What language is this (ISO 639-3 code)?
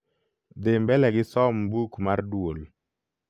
luo